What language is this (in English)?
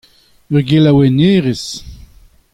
Breton